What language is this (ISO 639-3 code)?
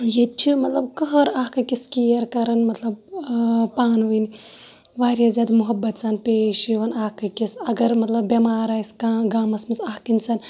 kas